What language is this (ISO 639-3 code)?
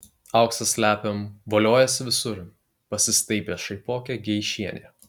lit